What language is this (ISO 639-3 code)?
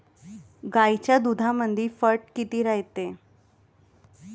mar